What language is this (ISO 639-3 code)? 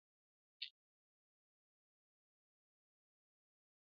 bce